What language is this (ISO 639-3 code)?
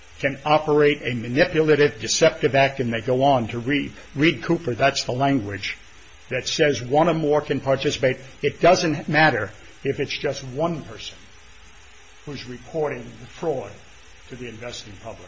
eng